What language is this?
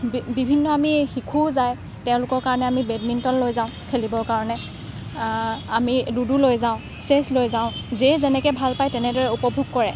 Assamese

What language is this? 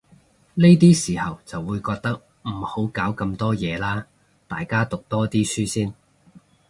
Cantonese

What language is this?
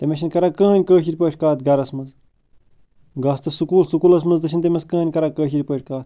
Kashmiri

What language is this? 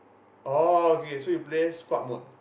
English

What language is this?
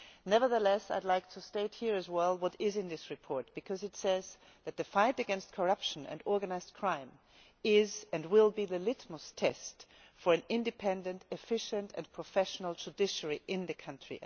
English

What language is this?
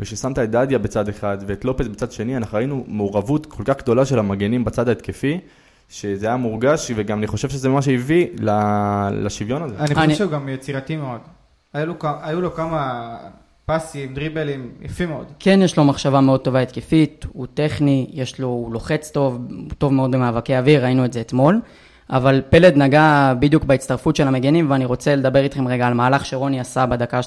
Hebrew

